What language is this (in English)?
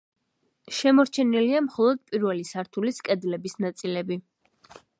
Georgian